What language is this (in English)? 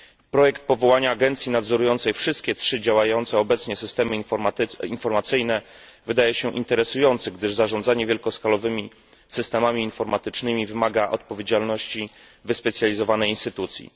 Polish